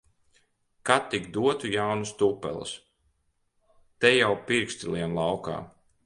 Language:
Latvian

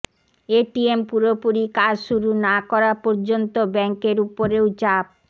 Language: Bangla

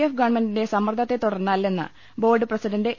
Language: Malayalam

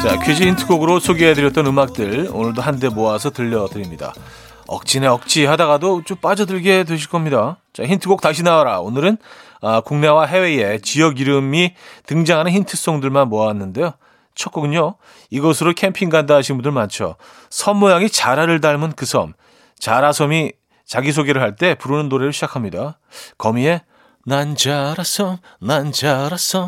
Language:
Korean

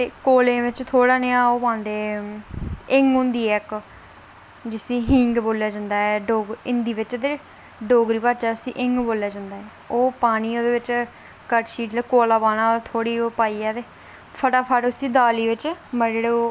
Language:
Dogri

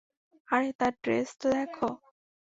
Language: Bangla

